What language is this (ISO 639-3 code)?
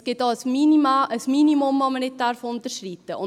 gsw